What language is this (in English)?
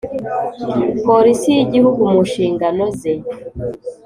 Kinyarwanda